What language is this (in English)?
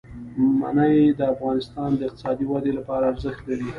Pashto